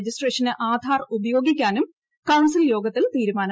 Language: Malayalam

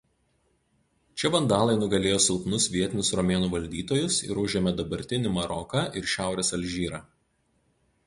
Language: Lithuanian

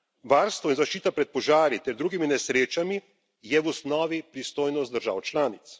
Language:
Slovenian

